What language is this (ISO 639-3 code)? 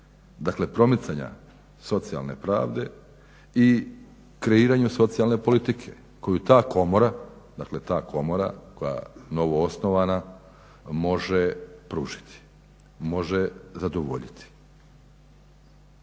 hrv